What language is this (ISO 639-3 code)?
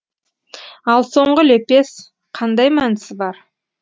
kaz